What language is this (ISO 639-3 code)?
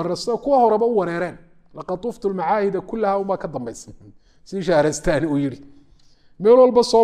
ara